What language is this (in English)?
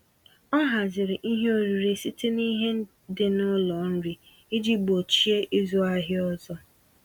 Igbo